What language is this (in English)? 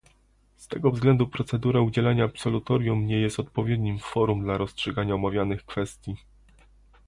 Polish